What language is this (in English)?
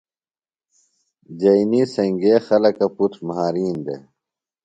Phalura